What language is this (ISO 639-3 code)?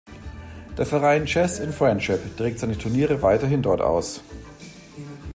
deu